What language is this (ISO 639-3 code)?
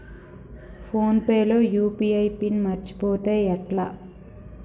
tel